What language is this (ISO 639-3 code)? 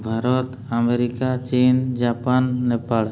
ori